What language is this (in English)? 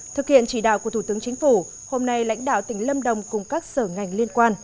Vietnamese